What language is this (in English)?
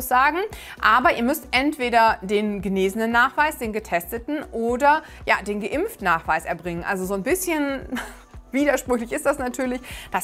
German